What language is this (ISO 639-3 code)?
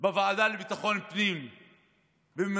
heb